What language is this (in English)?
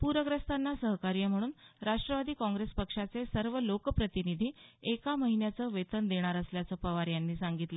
Marathi